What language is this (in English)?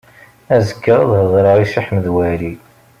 Kabyle